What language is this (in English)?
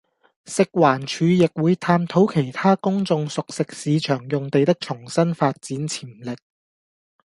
Cantonese